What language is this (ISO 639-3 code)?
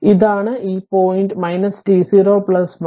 mal